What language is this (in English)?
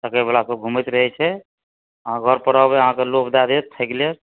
Maithili